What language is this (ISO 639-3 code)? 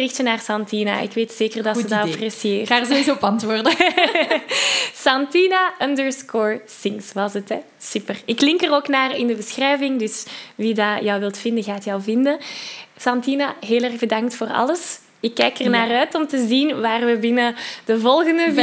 nld